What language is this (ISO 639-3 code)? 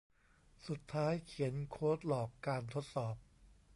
tha